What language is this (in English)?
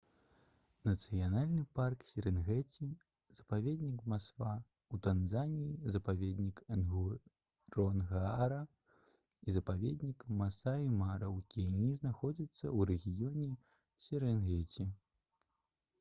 Belarusian